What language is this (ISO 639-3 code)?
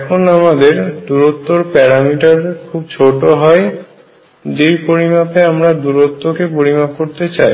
ben